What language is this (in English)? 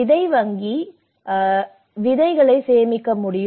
Tamil